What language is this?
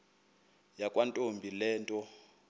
Xhosa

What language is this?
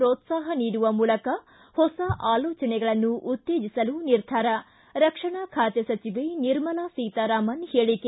Kannada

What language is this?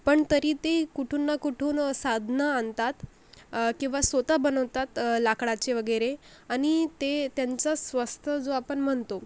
Marathi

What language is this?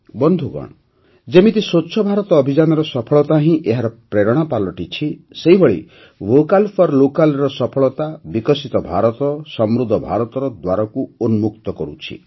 Odia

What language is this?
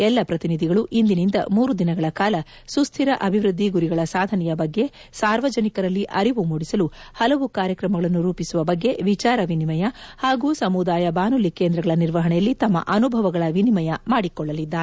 Kannada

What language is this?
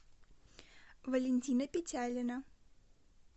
Russian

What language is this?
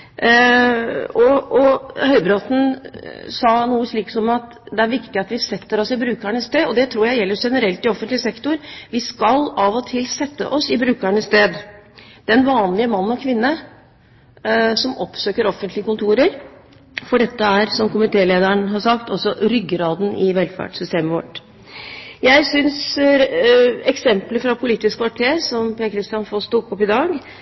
Norwegian Bokmål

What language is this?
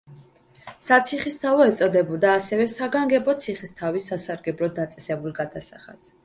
Georgian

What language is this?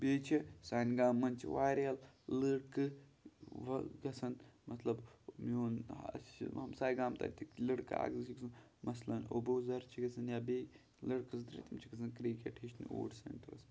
Kashmiri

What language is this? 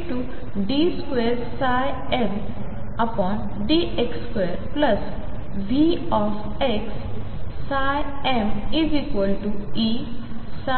Marathi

